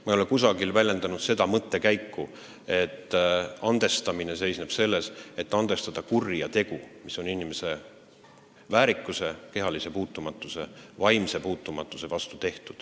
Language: Estonian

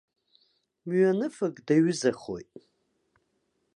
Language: Abkhazian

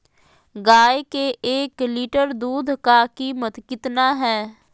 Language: Magahi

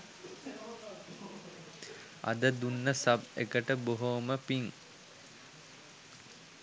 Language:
Sinhala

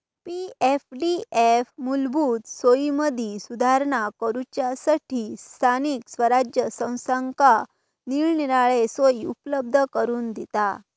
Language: Marathi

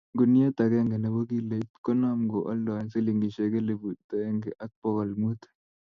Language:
Kalenjin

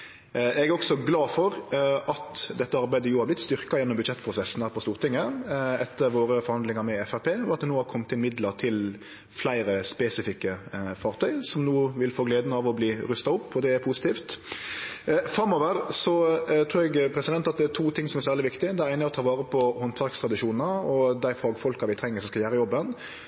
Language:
Norwegian Nynorsk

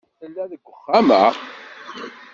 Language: Kabyle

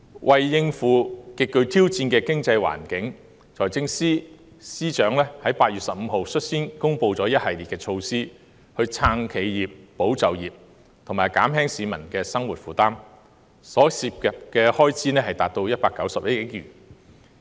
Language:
Cantonese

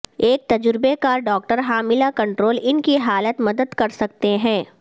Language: Urdu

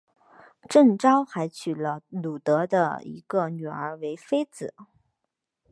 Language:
Chinese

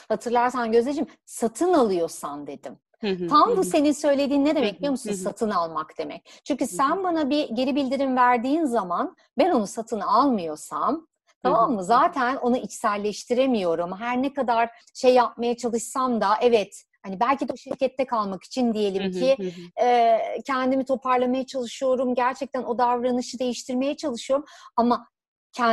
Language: Turkish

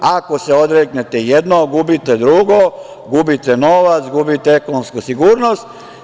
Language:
Serbian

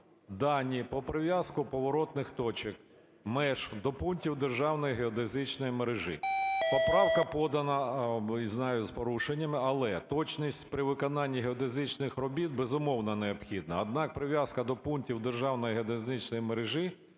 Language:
Ukrainian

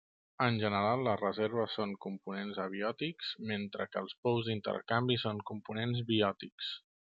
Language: Catalan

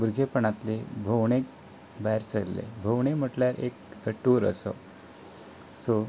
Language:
Konkani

